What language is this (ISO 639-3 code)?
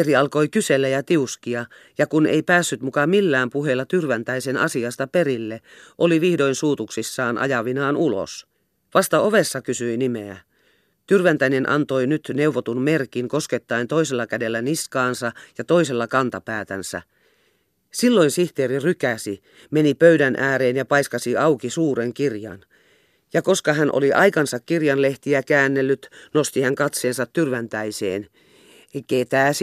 fin